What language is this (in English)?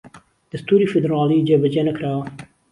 Central Kurdish